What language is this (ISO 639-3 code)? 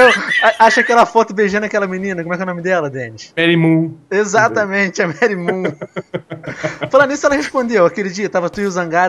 por